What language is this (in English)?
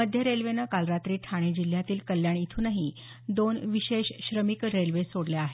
Marathi